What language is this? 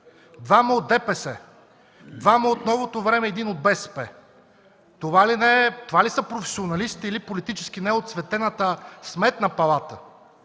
Bulgarian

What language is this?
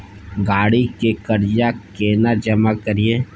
Maithili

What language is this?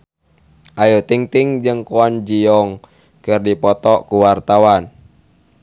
Sundanese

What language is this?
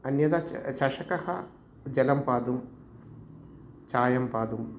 Sanskrit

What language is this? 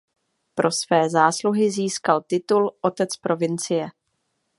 Czech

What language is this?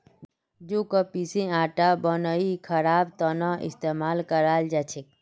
Magahi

